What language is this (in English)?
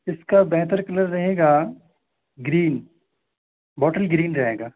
Urdu